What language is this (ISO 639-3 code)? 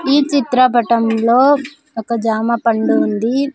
tel